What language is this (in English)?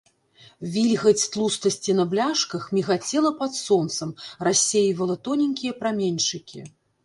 Belarusian